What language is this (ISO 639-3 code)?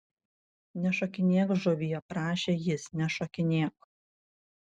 lit